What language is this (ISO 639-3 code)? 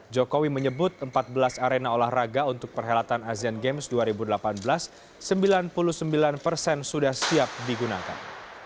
ind